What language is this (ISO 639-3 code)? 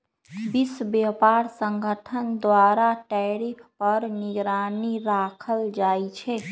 mag